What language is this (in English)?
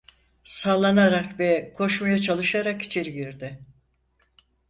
Turkish